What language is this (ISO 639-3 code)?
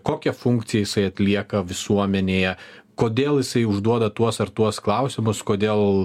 lit